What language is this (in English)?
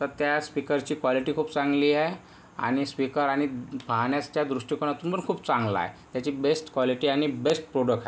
Marathi